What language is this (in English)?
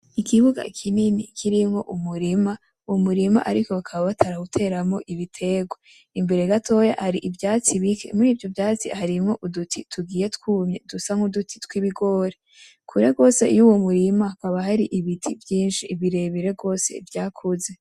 Rundi